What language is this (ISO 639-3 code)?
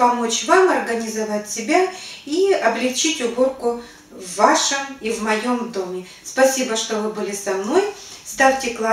rus